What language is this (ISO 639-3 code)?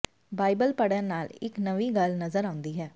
pan